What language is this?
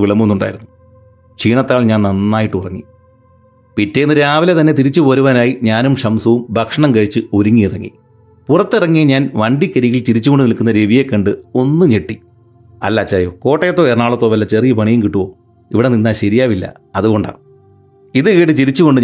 Malayalam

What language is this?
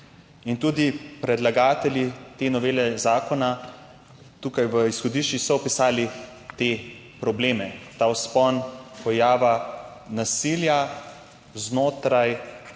Slovenian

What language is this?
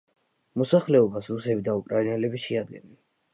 Georgian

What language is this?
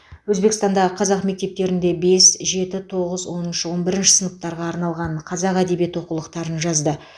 Kazakh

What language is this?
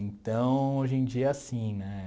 Portuguese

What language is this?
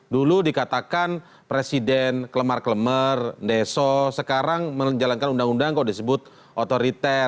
Indonesian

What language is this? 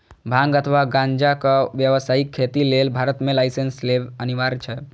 Maithili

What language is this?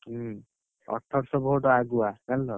Odia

